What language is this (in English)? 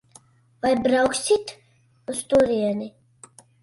Latvian